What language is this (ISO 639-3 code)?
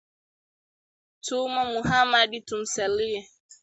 swa